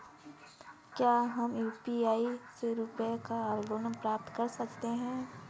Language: Hindi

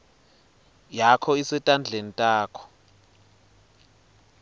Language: Swati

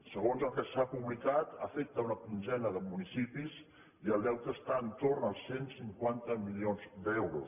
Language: Catalan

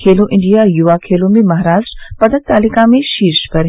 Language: Hindi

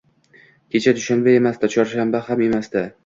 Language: Uzbek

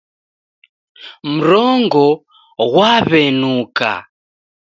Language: Taita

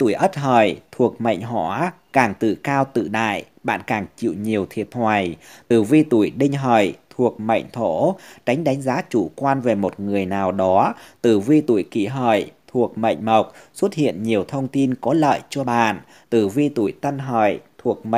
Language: Vietnamese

